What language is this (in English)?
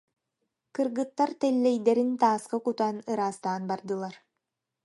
Yakut